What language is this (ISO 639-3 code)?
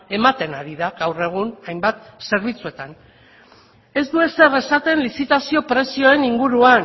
eus